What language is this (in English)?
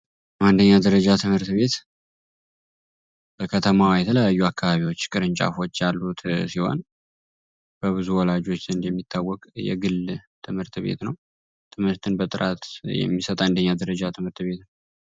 Amharic